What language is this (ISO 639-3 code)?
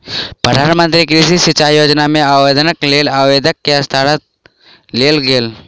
mai